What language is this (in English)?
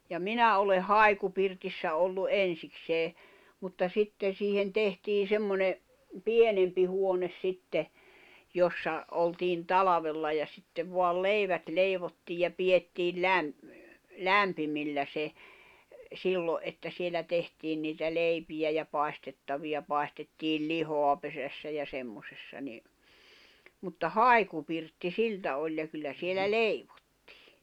Finnish